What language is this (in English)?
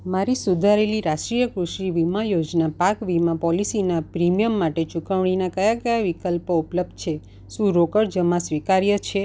Gujarati